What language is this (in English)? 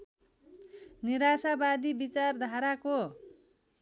Nepali